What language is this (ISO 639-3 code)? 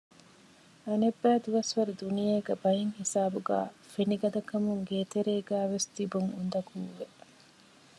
div